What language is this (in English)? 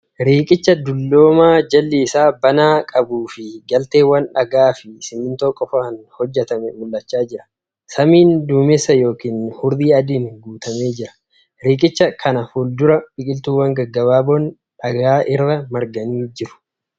Oromo